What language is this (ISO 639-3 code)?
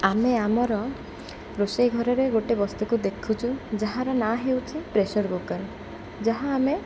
ori